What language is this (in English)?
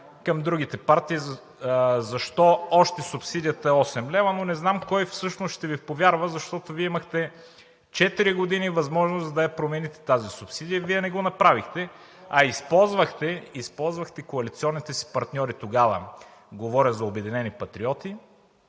Bulgarian